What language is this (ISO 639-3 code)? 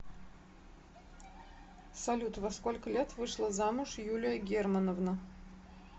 rus